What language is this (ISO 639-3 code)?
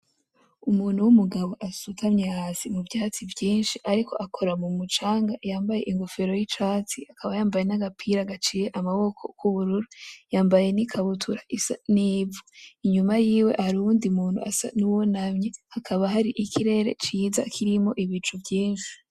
run